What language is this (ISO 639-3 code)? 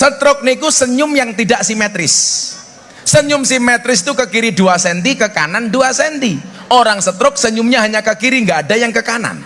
ind